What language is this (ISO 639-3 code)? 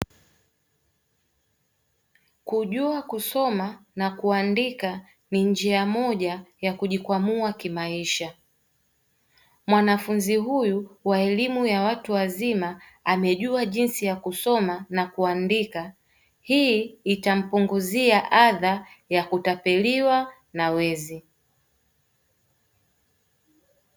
swa